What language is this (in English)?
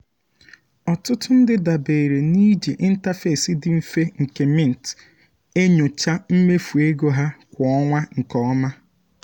Igbo